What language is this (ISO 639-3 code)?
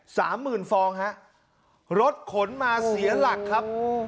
tha